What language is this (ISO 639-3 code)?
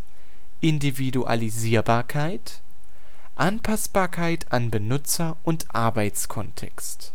deu